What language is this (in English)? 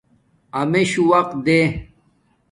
Domaaki